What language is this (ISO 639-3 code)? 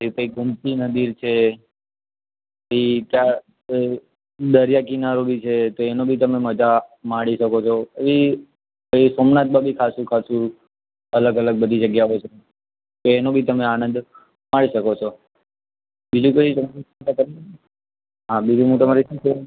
guj